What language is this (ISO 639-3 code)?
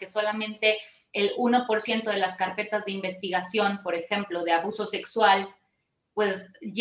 spa